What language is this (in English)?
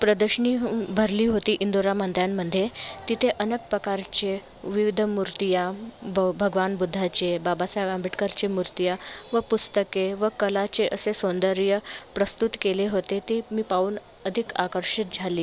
Marathi